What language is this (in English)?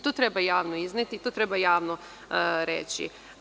Serbian